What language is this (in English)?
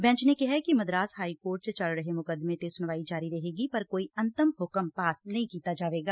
Punjabi